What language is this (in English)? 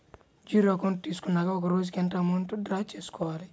Telugu